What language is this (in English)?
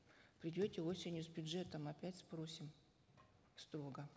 Kazakh